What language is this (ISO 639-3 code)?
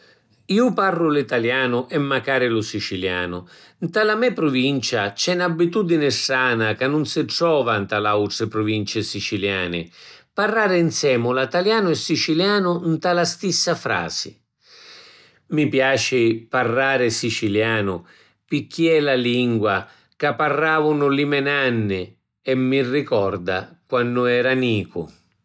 scn